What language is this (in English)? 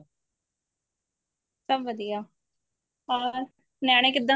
Punjabi